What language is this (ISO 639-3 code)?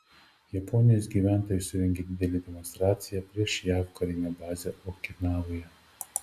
lit